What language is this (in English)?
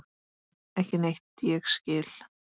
Icelandic